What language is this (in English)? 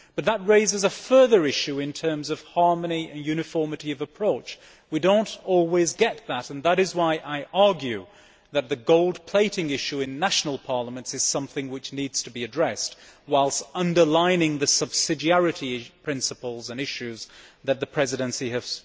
English